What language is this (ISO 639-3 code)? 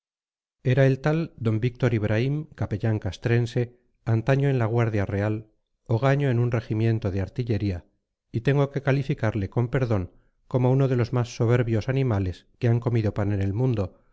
spa